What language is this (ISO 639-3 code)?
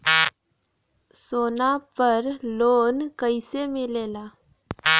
bho